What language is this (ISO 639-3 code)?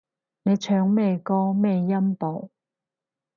yue